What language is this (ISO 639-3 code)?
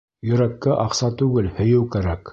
bak